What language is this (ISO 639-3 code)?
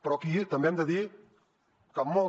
cat